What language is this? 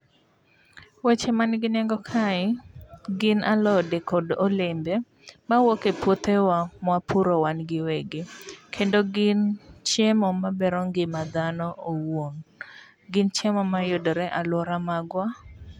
Luo (Kenya and Tanzania)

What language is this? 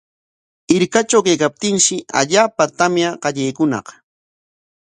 Corongo Ancash Quechua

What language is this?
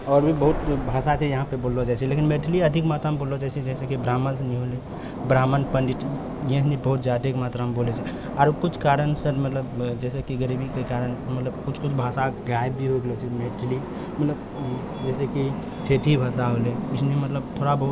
Maithili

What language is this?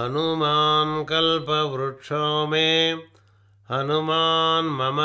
Telugu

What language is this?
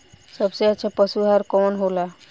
Bhojpuri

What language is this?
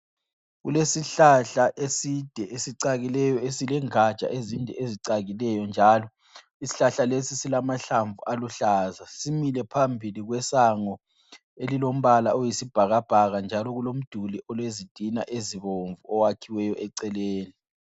North Ndebele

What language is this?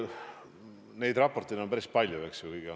Estonian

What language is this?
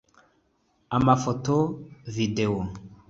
Kinyarwanda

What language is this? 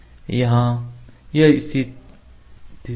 Hindi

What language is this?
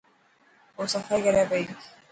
Dhatki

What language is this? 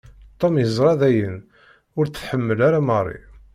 Kabyle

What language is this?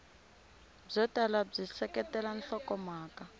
Tsonga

